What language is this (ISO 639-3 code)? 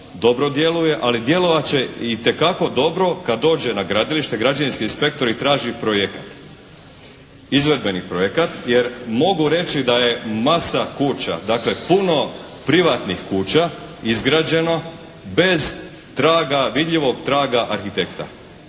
hrv